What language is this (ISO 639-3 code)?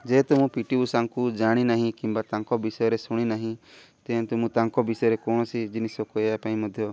ori